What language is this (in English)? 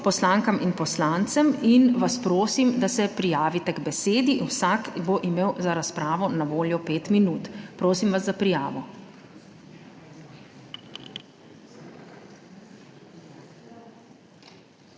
Slovenian